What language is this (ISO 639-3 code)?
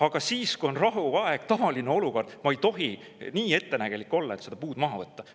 est